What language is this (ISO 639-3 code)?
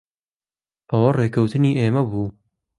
ckb